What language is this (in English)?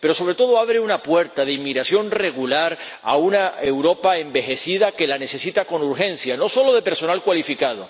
Spanish